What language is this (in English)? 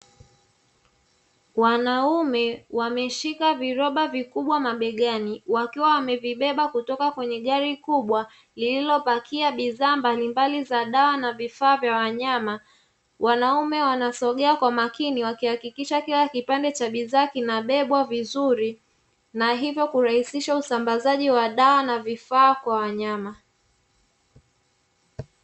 Swahili